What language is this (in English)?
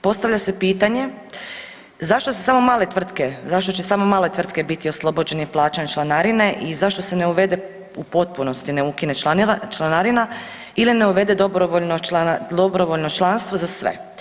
Croatian